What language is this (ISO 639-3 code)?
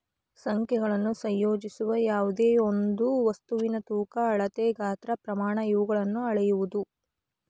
kan